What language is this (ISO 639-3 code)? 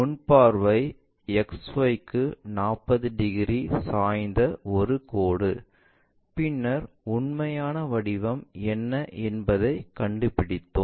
tam